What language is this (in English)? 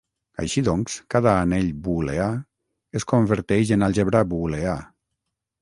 Catalan